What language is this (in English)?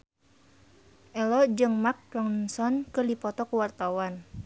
Sundanese